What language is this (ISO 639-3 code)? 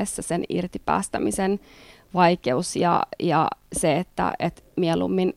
fin